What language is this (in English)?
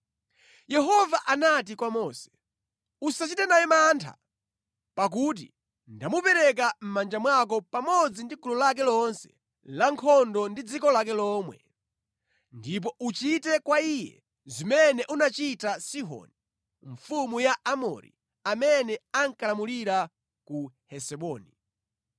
Nyanja